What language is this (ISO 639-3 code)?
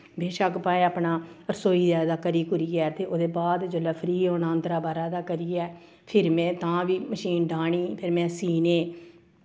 doi